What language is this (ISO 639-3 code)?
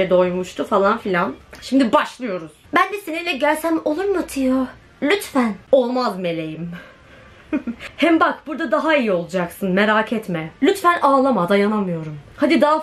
tur